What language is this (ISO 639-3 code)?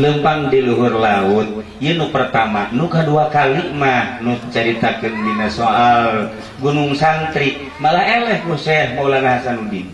ind